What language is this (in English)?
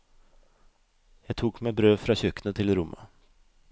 Norwegian